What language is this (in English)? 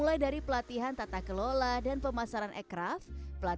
Indonesian